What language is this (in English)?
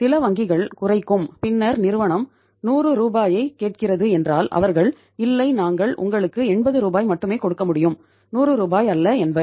Tamil